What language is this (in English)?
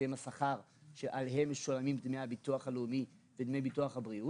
Hebrew